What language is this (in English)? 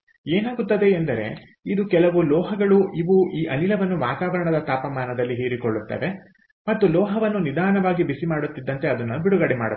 Kannada